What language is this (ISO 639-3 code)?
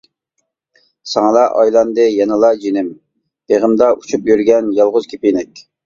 uig